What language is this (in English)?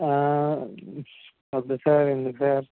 Telugu